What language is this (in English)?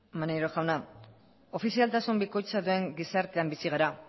Basque